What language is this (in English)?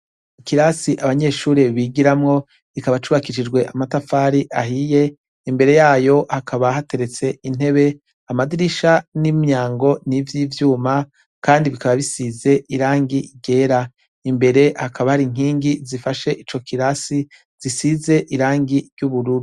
Rundi